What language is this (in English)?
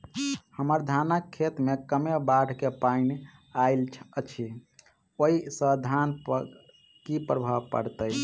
Maithili